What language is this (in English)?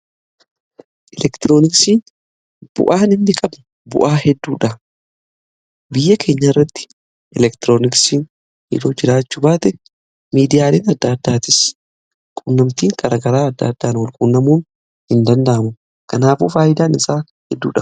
Oromo